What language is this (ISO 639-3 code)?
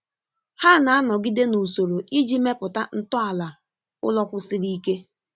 ibo